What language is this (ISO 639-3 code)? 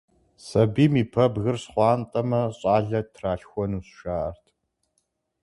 kbd